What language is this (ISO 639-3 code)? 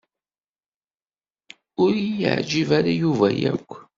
kab